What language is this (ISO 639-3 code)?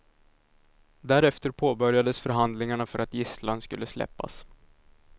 swe